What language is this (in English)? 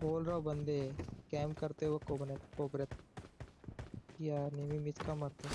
English